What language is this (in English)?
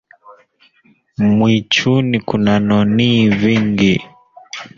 Swahili